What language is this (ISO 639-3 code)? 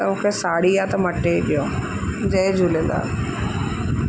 snd